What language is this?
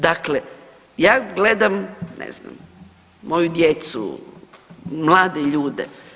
Croatian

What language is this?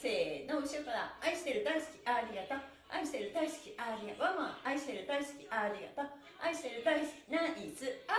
Japanese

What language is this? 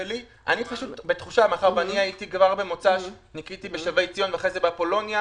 Hebrew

